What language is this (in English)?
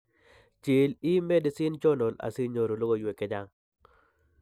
Kalenjin